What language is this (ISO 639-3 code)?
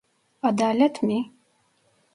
tur